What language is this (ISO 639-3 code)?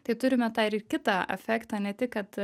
lit